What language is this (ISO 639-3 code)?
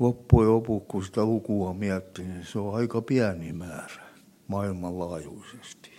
fin